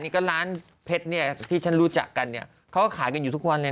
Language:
Thai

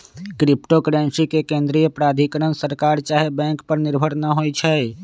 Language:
Magahi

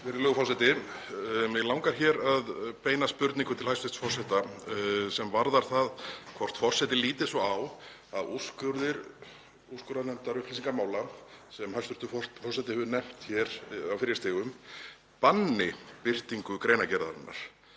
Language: Icelandic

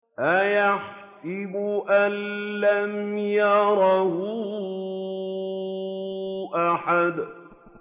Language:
Arabic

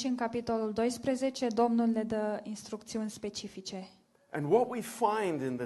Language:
Romanian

